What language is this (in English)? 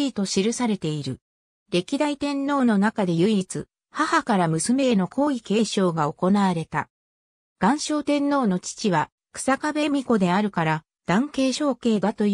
Japanese